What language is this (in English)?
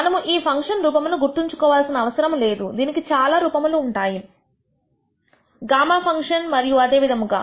Telugu